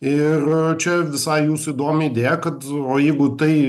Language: Lithuanian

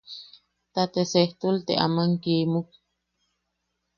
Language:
Yaqui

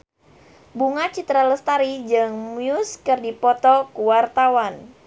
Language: Sundanese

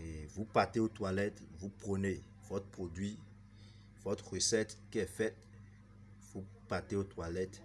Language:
French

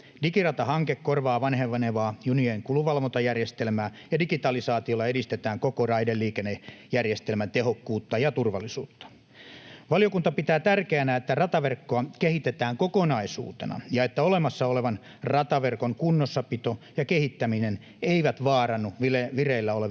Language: Finnish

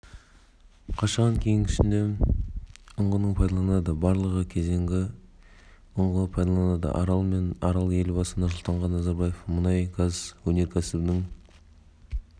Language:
Kazakh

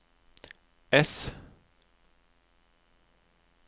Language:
Norwegian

